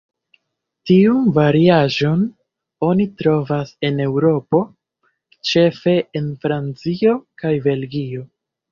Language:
Esperanto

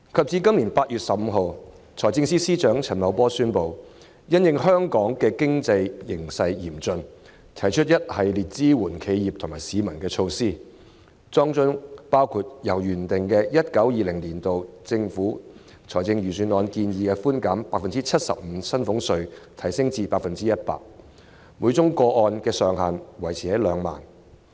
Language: Cantonese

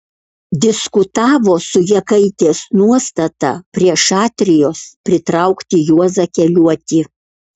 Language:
Lithuanian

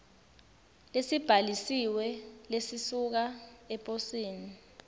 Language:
Swati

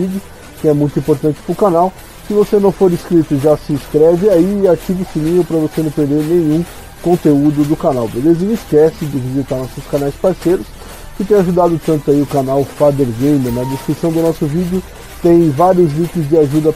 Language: Portuguese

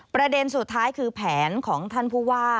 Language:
Thai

